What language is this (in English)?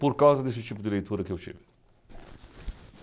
Portuguese